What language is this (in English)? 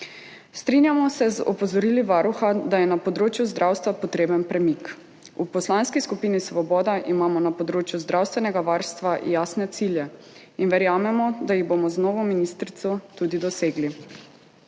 Slovenian